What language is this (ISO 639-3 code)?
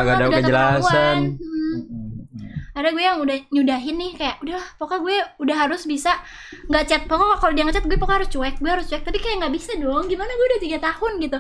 ind